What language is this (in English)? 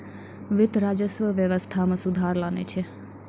Maithili